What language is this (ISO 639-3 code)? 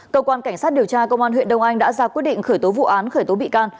vie